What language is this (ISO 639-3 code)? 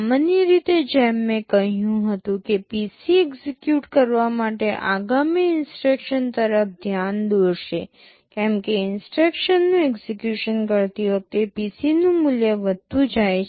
guj